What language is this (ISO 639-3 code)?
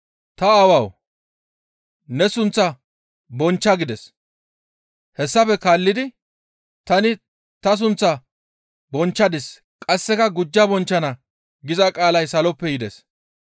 gmv